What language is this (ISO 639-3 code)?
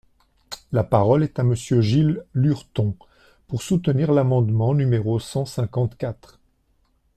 fra